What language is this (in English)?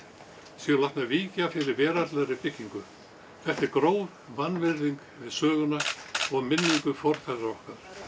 Icelandic